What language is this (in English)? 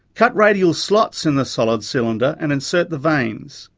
English